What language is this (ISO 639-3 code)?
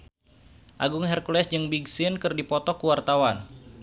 sun